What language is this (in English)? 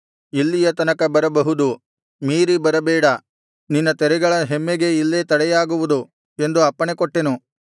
Kannada